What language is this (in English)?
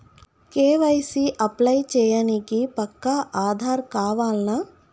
Telugu